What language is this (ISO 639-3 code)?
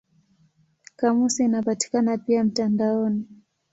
swa